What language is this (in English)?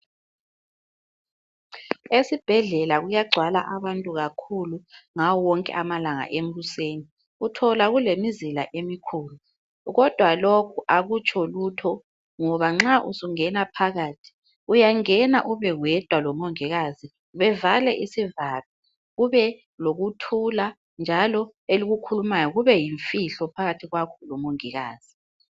North Ndebele